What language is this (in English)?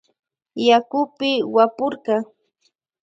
Loja Highland Quichua